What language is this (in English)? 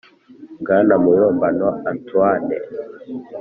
Kinyarwanda